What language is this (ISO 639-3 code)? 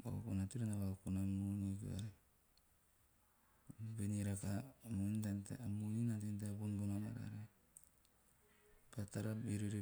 tio